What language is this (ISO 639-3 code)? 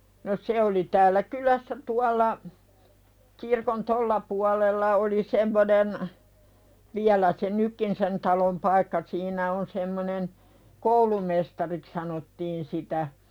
fin